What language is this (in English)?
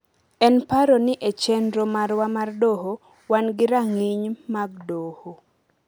Luo (Kenya and Tanzania)